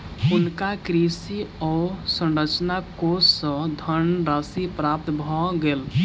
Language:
Maithili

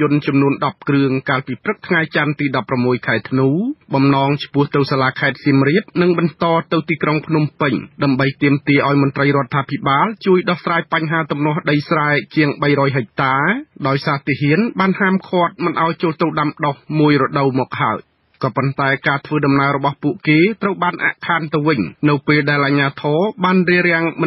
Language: Thai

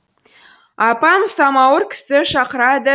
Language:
Kazakh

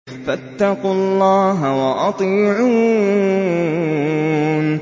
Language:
Arabic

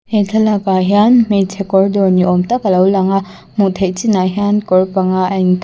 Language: Mizo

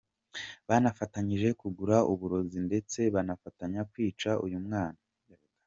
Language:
Kinyarwanda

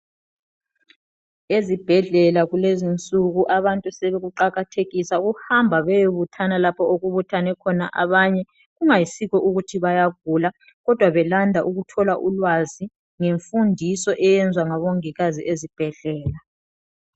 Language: North Ndebele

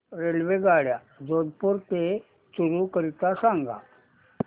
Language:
Marathi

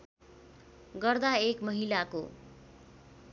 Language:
Nepali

